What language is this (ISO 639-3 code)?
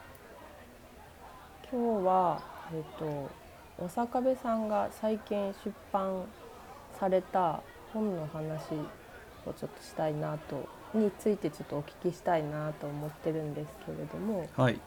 jpn